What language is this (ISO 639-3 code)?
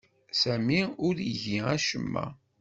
kab